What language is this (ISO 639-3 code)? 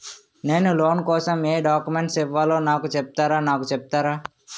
tel